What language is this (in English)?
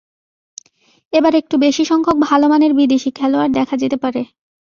Bangla